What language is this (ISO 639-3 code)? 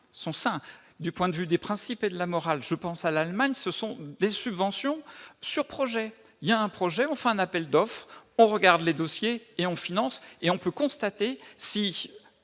fra